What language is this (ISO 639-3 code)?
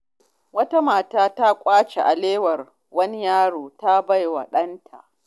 hau